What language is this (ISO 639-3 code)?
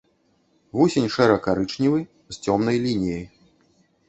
bel